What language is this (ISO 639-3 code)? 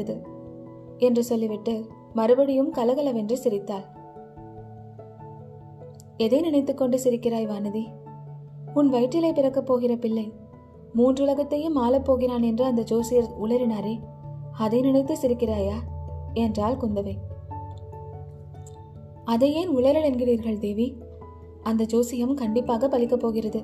tam